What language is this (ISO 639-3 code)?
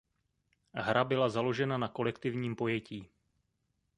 ces